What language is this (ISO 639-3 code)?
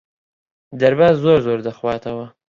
ckb